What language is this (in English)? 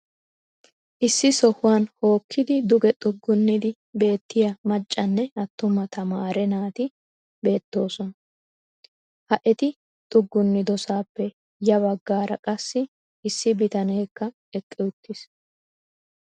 Wolaytta